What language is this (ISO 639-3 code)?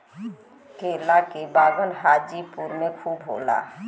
bho